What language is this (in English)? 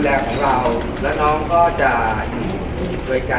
Thai